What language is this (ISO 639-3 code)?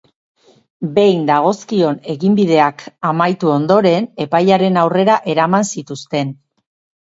eus